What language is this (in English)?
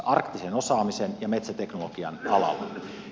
Finnish